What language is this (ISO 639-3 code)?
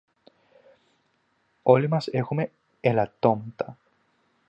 ell